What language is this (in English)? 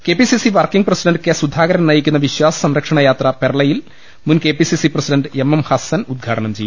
Malayalam